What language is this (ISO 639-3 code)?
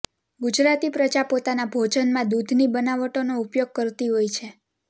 guj